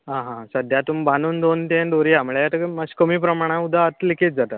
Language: Konkani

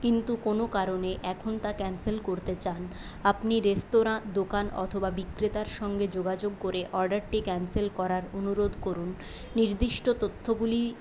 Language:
Bangla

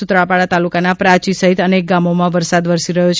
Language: Gujarati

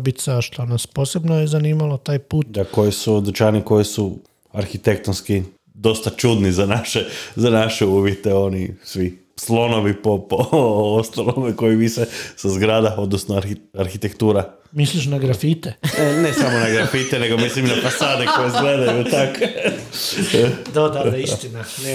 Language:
Croatian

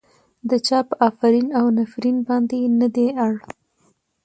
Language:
Pashto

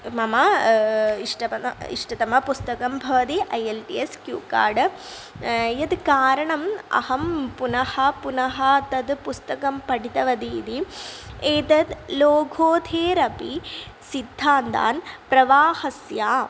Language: Sanskrit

